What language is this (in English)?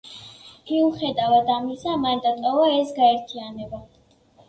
Georgian